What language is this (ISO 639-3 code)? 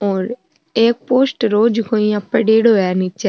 mwr